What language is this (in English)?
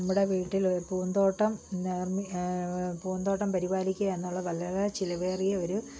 Malayalam